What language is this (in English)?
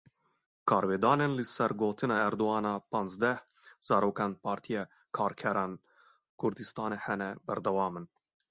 Kurdish